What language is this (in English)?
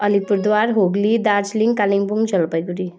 Nepali